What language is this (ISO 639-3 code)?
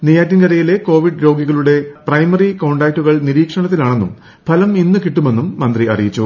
mal